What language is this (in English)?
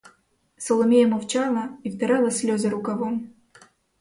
Ukrainian